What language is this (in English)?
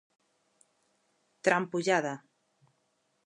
Galician